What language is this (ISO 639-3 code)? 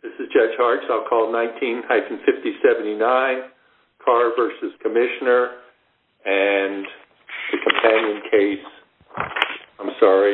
eng